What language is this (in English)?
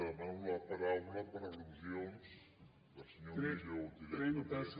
Catalan